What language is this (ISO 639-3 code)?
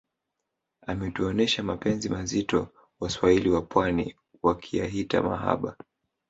swa